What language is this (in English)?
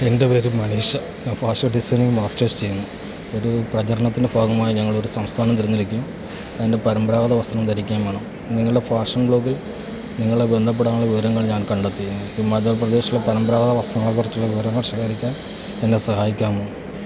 Malayalam